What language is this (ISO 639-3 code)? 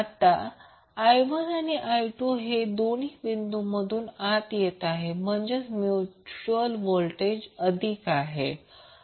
mar